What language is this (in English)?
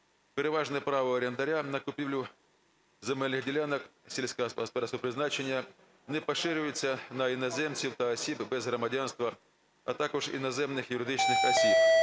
Ukrainian